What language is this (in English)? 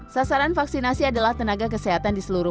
Indonesian